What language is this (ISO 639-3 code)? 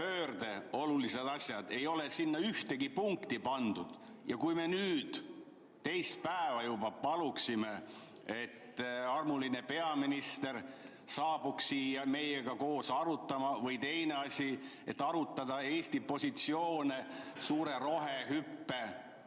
est